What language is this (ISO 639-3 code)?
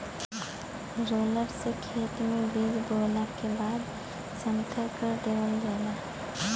bho